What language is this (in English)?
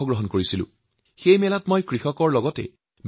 Assamese